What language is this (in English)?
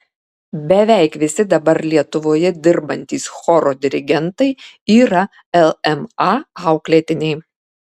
Lithuanian